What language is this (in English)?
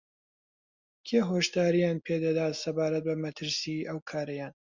Central Kurdish